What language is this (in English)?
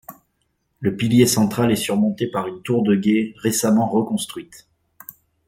French